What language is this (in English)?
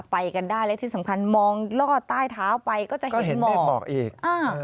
Thai